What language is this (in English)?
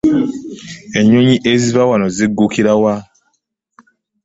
Ganda